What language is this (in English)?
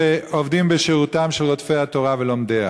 Hebrew